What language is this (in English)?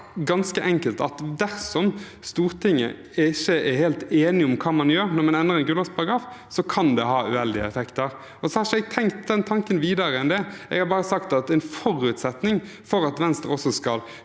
Norwegian